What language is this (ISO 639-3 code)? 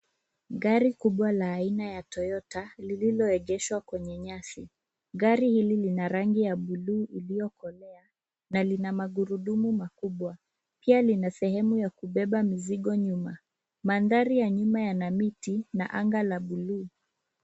swa